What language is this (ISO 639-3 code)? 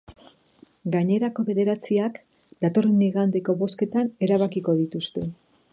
eus